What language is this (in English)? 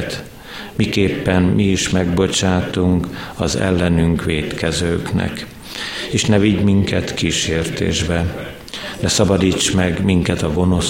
Hungarian